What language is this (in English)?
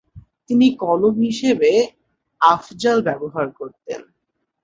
Bangla